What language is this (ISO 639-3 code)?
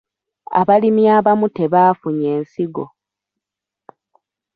lug